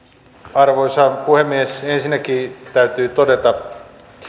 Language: Finnish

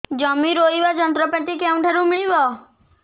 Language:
Odia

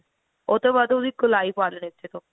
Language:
Punjabi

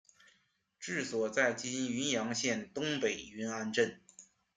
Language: Chinese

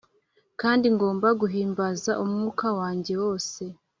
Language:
Kinyarwanda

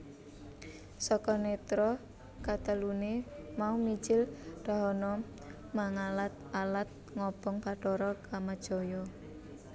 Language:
Javanese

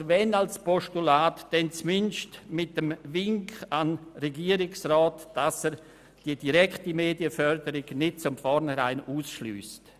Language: Swiss German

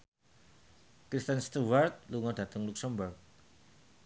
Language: Javanese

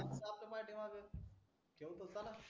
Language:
Marathi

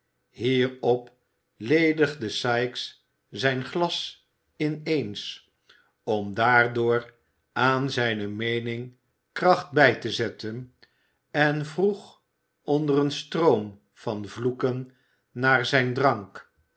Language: Dutch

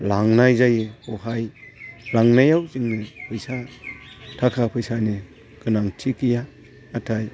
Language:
Bodo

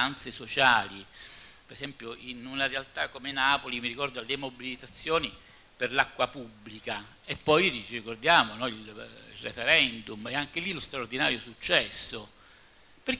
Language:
Italian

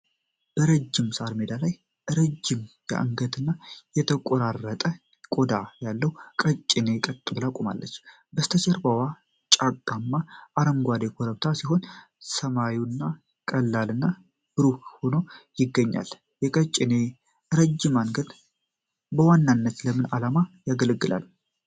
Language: Amharic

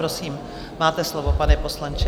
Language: Czech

